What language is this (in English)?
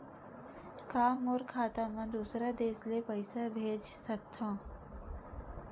Chhattisgarhi